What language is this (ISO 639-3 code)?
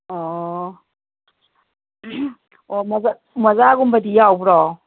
mni